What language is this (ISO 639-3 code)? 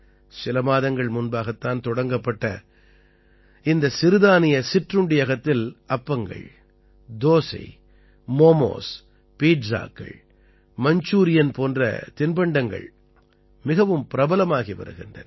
tam